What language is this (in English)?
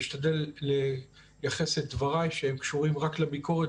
Hebrew